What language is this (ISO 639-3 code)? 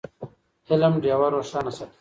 pus